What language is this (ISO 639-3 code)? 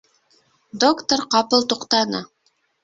bak